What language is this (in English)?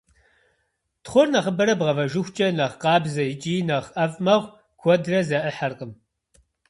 Kabardian